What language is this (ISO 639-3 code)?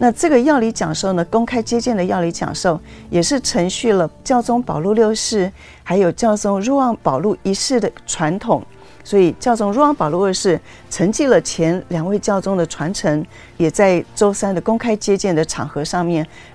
zho